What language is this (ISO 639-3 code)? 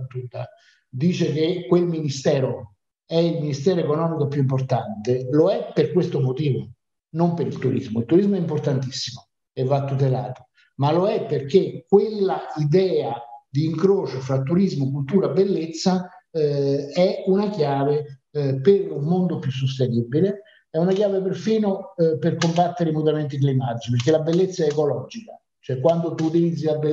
ita